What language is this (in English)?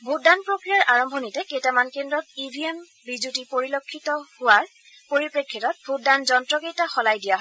Assamese